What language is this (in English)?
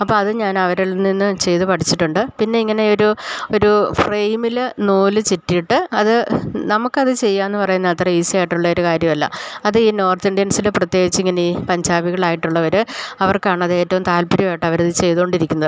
Malayalam